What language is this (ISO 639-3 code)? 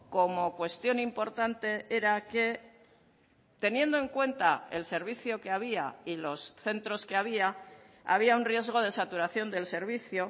spa